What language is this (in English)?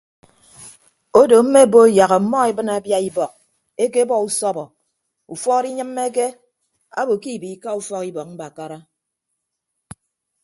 Ibibio